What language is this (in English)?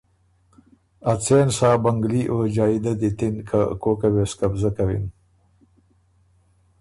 Ormuri